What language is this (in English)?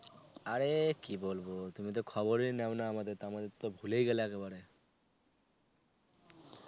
Bangla